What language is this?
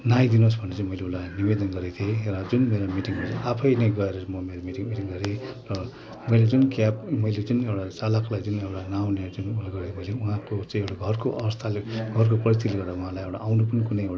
Nepali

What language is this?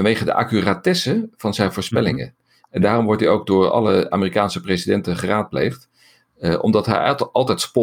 Dutch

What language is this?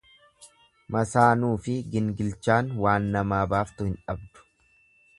Oromo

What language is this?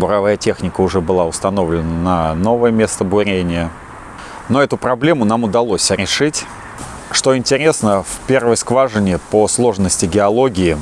Russian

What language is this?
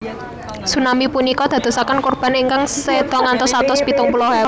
Javanese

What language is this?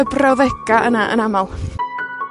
Welsh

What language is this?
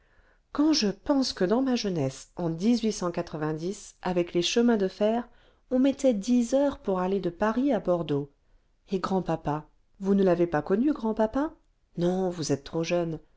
French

